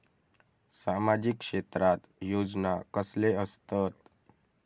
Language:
Marathi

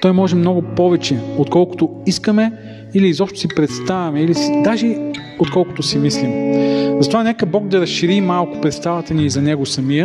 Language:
Bulgarian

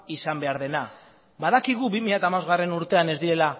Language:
Basque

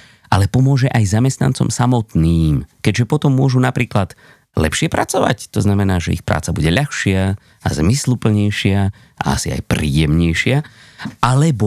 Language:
Slovak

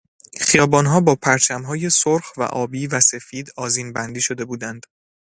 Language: Persian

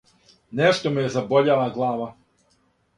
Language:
Serbian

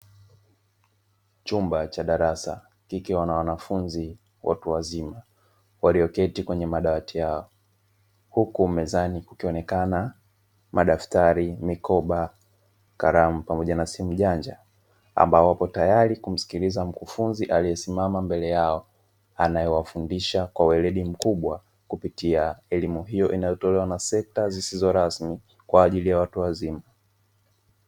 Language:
Swahili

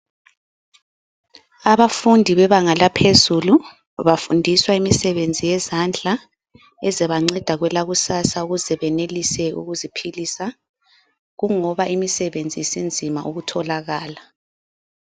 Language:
North Ndebele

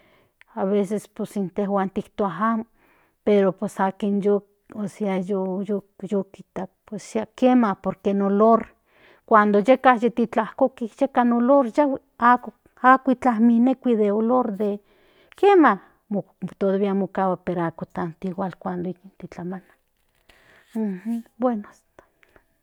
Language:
Central Nahuatl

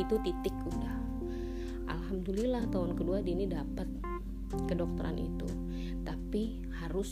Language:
Indonesian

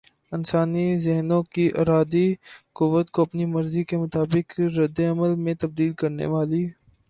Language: Urdu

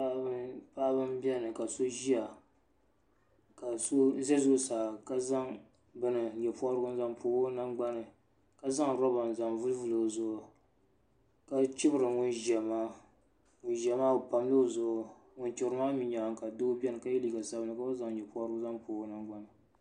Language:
Dagbani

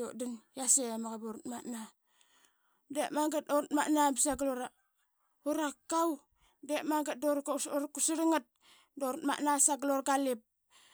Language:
Qaqet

